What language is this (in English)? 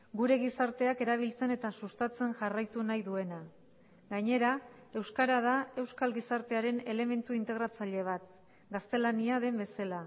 Basque